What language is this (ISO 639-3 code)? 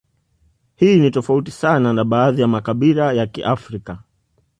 swa